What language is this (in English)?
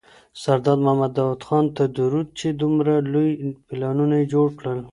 Pashto